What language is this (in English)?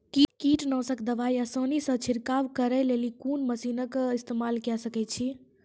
Maithili